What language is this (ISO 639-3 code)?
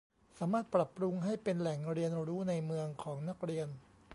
tha